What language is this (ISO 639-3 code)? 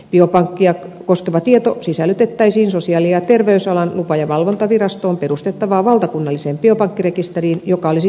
fin